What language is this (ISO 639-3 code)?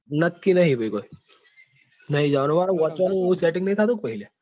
guj